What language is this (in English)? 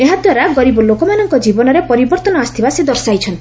Odia